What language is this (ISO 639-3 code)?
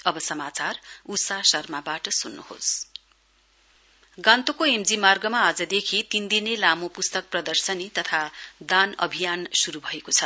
nep